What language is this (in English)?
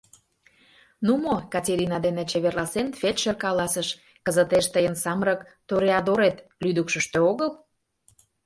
Mari